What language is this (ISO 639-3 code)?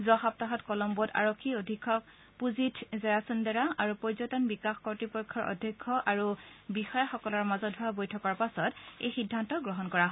asm